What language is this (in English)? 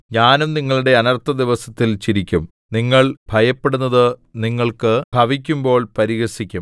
Malayalam